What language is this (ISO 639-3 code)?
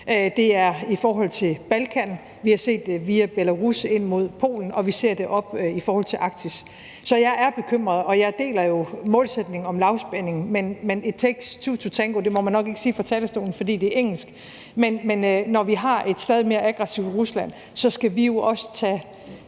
dan